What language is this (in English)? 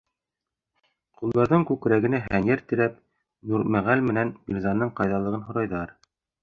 Bashkir